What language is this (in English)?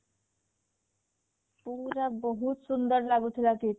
Odia